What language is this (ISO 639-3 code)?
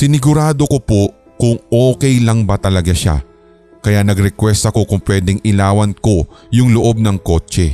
fil